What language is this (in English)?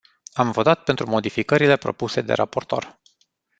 Romanian